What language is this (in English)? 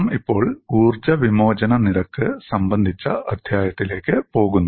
Malayalam